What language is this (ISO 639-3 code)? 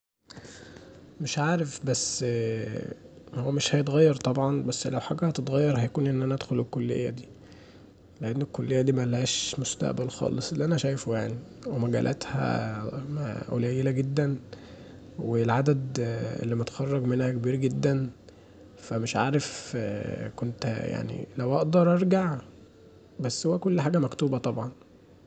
arz